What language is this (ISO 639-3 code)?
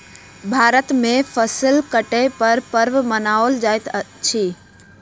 mai